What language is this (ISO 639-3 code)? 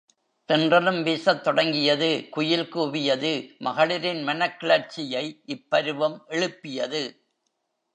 tam